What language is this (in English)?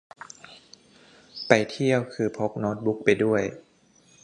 Thai